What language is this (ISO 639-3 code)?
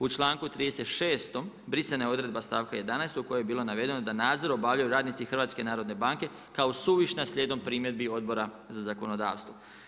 hrv